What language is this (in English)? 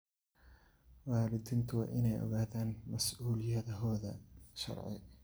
Somali